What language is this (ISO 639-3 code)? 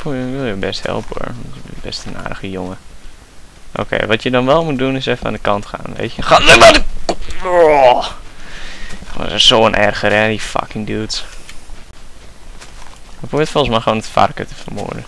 nld